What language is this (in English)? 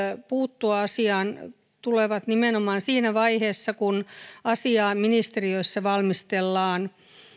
Finnish